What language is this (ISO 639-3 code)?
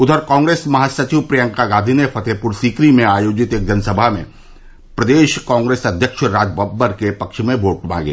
hin